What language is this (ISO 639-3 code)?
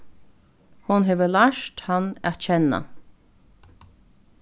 fao